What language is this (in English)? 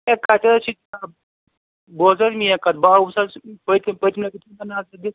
Kashmiri